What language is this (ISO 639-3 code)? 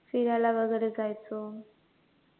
mar